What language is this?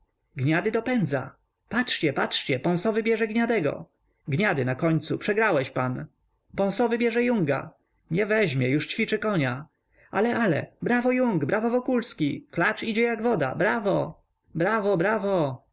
Polish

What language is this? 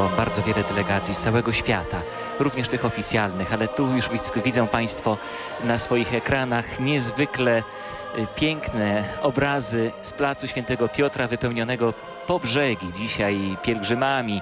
Polish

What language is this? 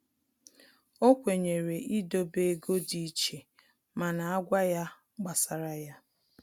Igbo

